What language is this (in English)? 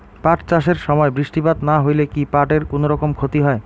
Bangla